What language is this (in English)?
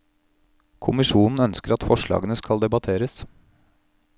Norwegian